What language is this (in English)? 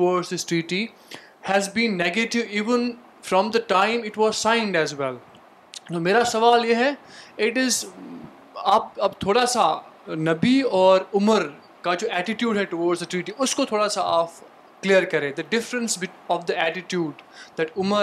Urdu